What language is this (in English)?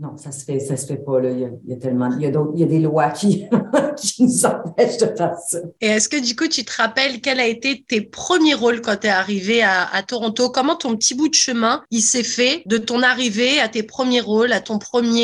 French